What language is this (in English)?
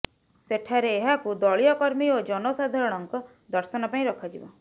Odia